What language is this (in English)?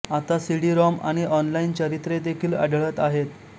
Marathi